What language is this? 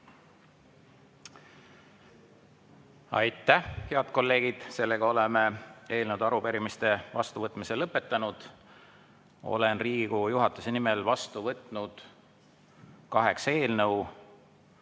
Estonian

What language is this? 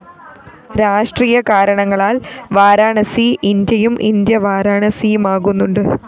Malayalam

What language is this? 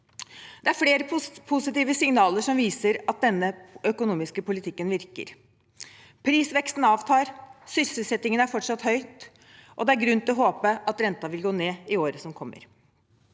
Norwegian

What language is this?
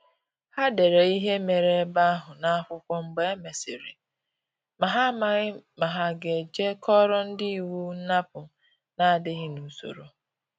Igbo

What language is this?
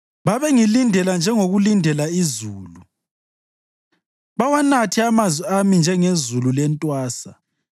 North Ndebele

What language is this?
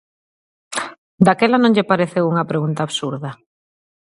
Galician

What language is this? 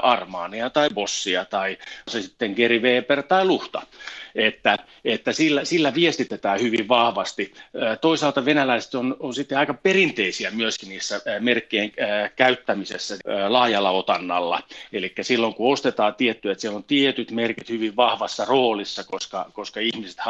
Finnish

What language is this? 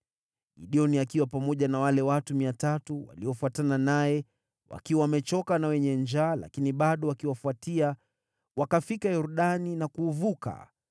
Swahili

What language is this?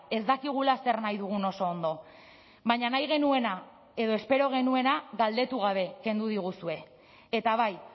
Basque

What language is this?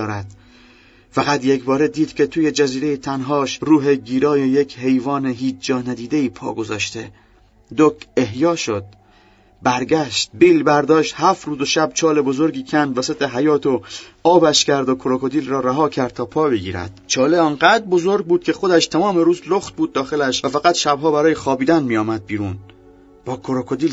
Persian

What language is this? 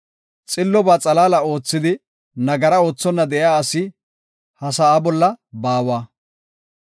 Gofa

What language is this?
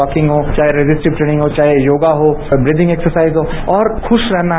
Hindi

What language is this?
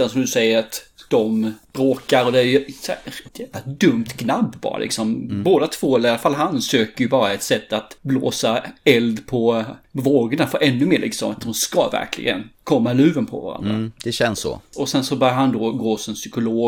Swedish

